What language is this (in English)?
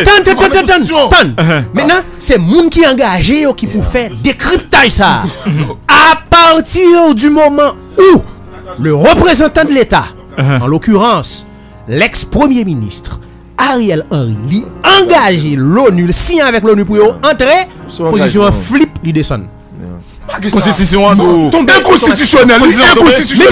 French